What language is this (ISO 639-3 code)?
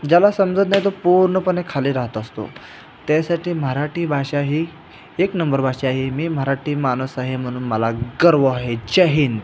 mar